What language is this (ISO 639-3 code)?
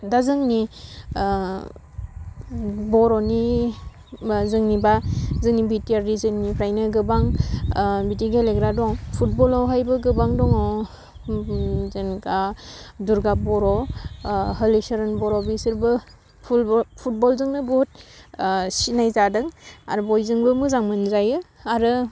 brx